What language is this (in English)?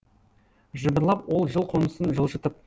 Kazakh